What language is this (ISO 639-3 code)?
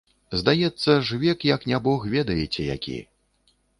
bel